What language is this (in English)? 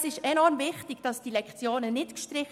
Swiss German